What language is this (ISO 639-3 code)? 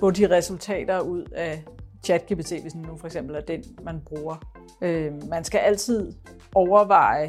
dan